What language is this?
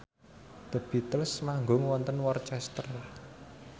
Javanese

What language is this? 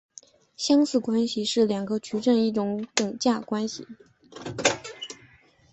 Chinese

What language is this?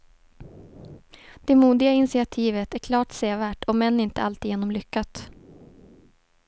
Swedish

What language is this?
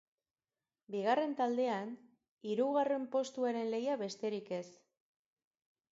Basque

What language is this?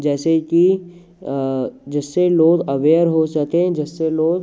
Hindi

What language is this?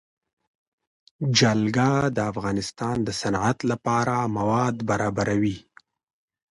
Pashto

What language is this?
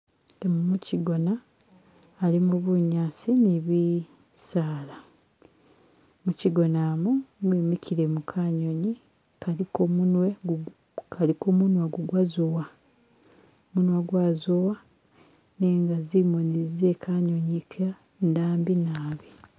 Masaaba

